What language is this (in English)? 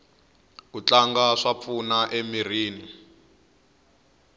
Tsonga